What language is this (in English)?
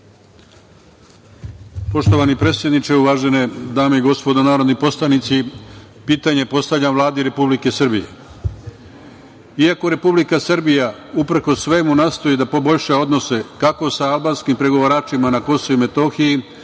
Serbian